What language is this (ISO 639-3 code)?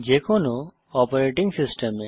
ben